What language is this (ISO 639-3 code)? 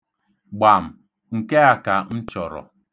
ibo